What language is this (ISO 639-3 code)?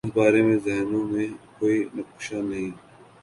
urd